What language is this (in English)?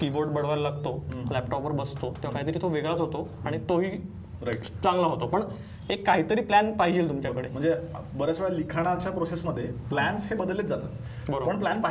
Marathi